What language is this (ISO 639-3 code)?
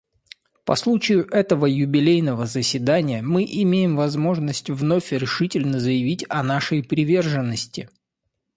rus